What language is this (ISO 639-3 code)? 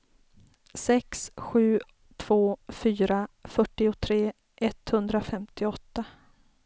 swe